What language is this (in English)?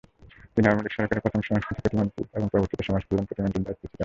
Bangla